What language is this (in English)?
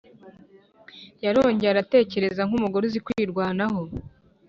Kinyarwanda